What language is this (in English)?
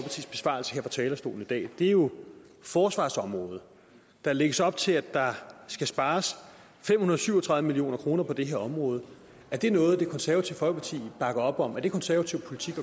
Danish